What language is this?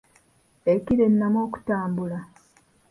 Ganda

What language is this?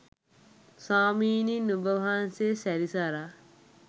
Sinhala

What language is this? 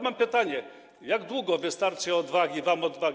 Polish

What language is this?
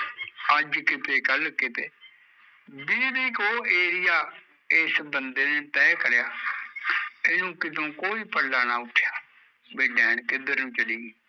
Punjabi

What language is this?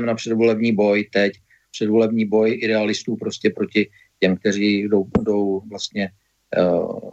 Czech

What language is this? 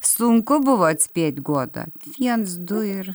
Lithuanian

